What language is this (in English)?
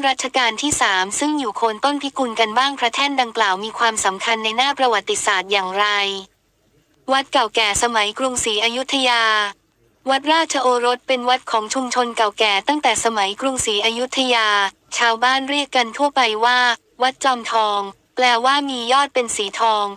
Thai